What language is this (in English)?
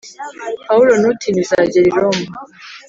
Kinyarwanda